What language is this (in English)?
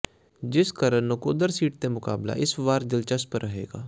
Punjabi